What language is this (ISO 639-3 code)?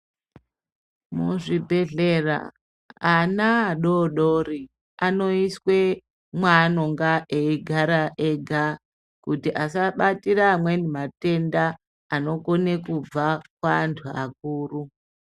ndc